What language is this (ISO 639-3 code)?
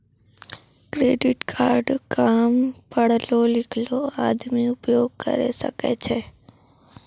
mai